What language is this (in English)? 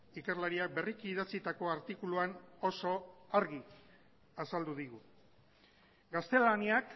Basque